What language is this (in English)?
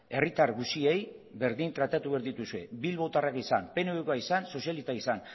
Basque